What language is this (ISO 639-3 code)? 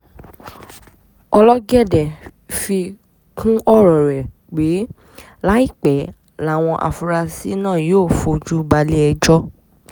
yor